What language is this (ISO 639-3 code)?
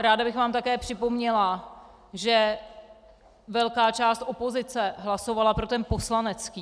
ces